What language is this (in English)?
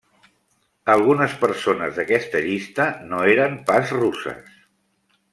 Catalan